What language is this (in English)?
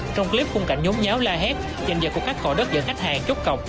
Vietnamese